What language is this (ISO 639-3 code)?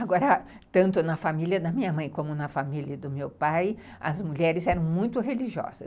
por